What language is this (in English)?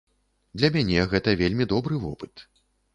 Belarusian